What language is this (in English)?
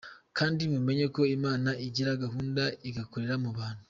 Kinyarwanda